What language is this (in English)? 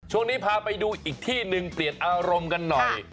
Thai